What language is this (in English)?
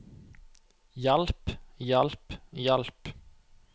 Norwegian